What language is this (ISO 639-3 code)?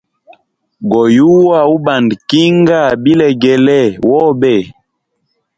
hem